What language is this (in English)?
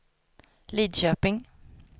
Swedish